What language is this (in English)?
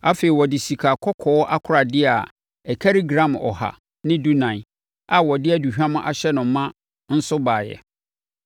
Akan